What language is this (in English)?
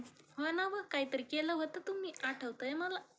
Marathi